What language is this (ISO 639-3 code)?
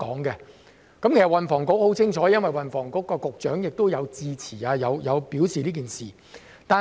yue